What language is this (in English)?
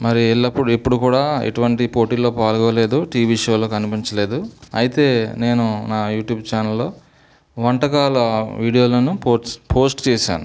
Telugu